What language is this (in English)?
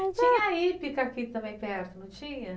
Portuguese